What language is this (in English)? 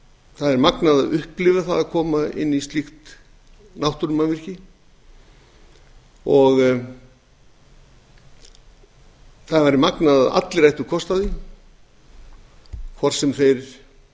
Icelandic